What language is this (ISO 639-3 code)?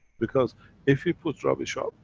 eng